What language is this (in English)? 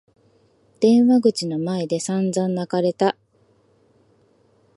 Japanese